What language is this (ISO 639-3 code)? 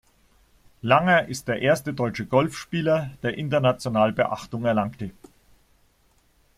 deu